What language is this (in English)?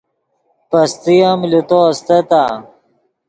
Yidgha